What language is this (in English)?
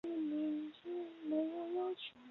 Chinese